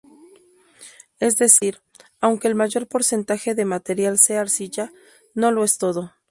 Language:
Spanish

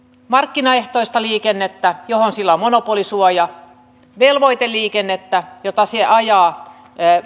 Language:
Finnish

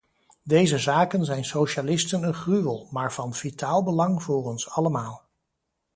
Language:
Dutch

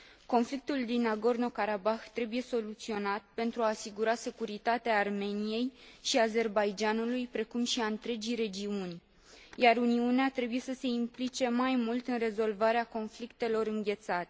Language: Romanian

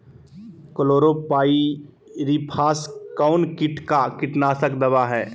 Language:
Magahi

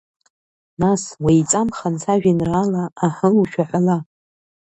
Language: Abkhazian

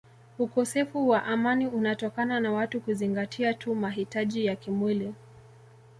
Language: Swahili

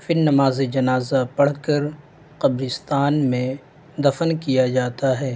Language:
Urdu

